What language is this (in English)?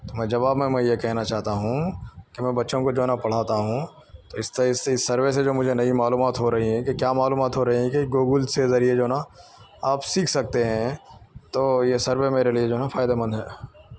Urdu